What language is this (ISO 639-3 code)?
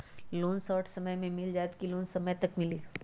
mag